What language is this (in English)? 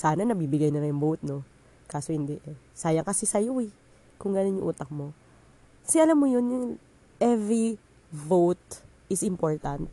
Filipino